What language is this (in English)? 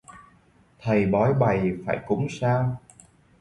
Vietnamese